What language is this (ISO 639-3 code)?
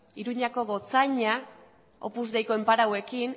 eus